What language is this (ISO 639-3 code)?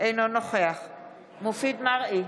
heb